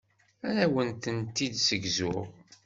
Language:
Kabyle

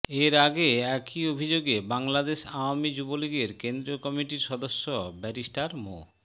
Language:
Bangla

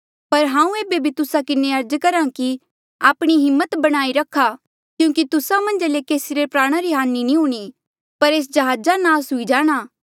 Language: Mandeali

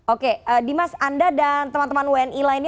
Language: Indonesian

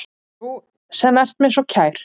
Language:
Icelandic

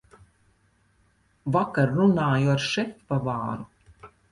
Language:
Latvian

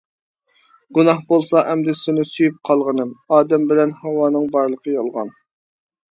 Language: Uyghur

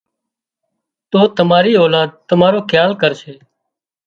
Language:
Wadiyara Koli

